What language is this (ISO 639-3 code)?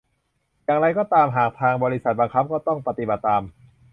tha